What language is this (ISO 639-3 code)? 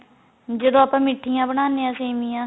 pan